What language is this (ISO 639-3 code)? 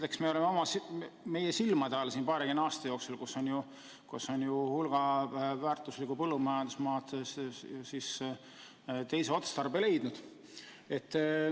est